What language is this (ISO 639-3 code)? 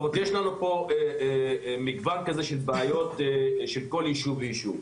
heb